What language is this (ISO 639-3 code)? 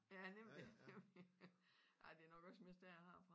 dan